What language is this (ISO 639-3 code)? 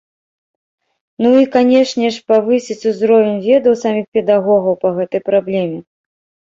bel